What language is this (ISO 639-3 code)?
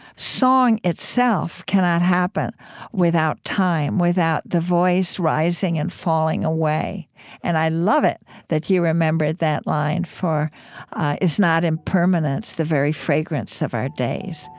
eng